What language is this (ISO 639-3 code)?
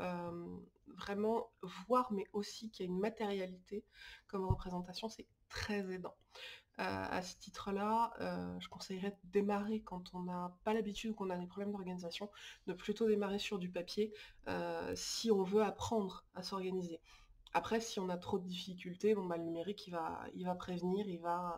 fra